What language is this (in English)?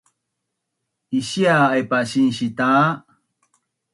Bunun